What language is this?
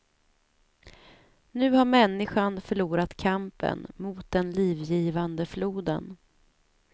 Swedish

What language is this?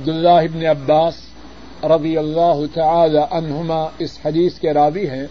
Urdu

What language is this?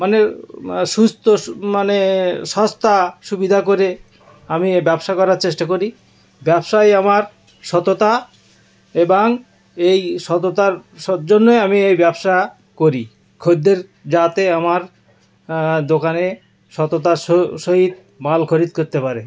Bangla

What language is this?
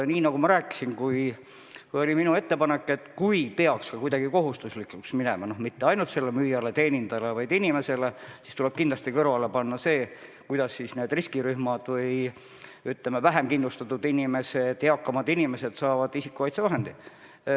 Estonian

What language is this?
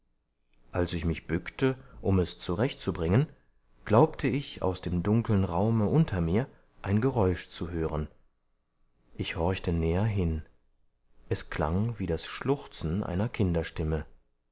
German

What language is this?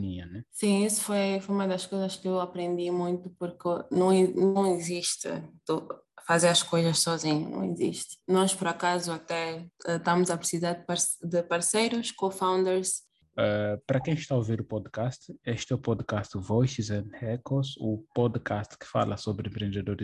Portuguese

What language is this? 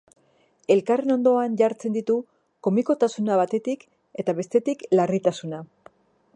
Basque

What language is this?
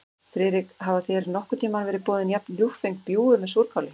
Icelandic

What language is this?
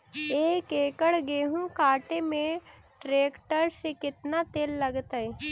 Magahi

